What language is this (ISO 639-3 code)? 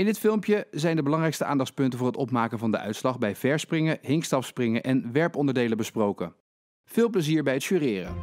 nld